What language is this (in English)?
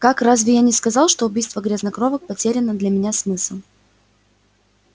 Russian